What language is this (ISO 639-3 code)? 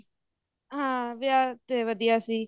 pan